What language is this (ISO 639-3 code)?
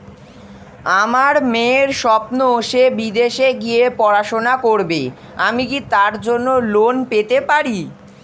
ben